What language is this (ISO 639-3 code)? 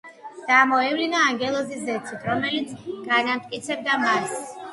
kat